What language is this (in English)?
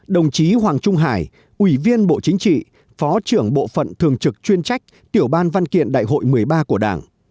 Vietnamese